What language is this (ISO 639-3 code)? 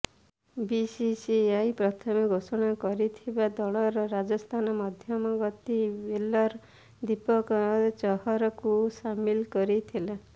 ori